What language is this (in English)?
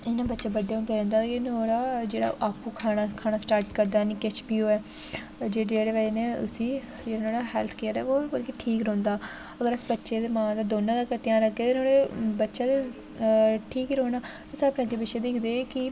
Dogri